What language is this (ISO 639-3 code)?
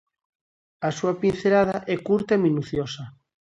glg